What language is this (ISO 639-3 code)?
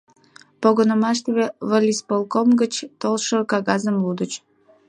chm